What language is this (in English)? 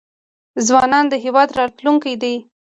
Pashto